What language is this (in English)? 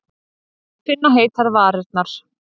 Icelandic